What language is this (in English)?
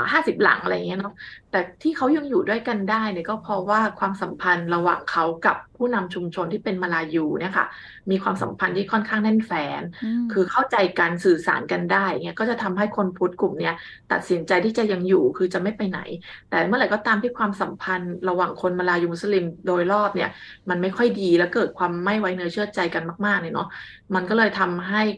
Thai